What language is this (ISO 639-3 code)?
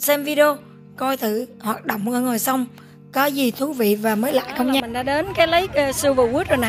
vie